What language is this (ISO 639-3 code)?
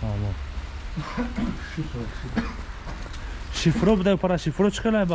tur